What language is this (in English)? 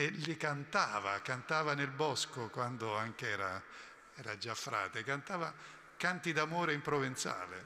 Italian